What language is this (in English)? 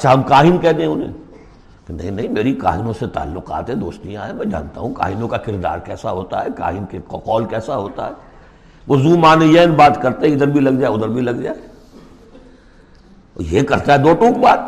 Urdu